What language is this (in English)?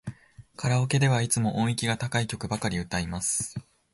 Japanese